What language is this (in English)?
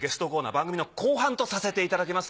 Japanese